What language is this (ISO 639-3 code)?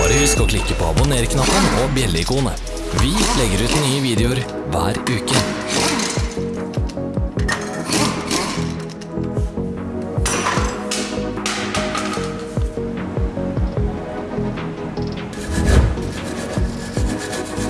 nor